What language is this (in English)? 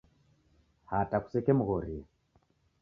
Taita